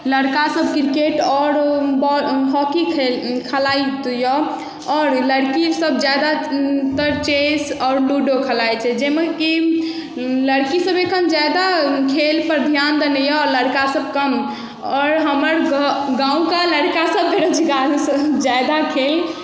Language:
Maithili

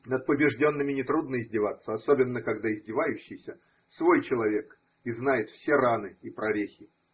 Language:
Russian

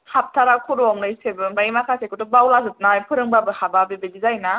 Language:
Bodo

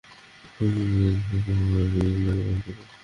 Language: Bangla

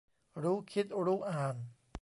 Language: Thai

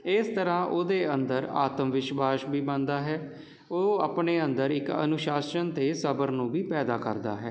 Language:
Punjabi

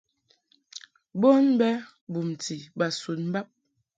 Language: Mungaka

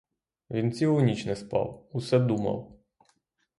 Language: Ukrainian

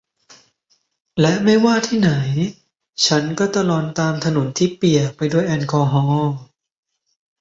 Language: Thai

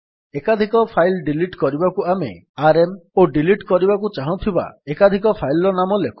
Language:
Odia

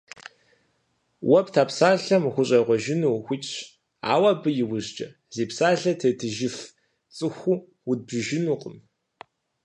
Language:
Kabardian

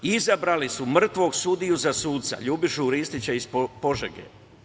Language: Serbian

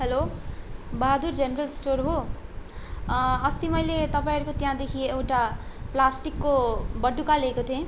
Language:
Nepali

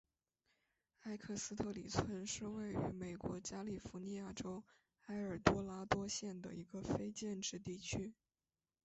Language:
Chinese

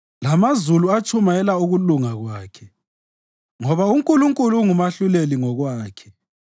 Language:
North Ndebele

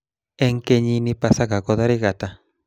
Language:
Kalenjin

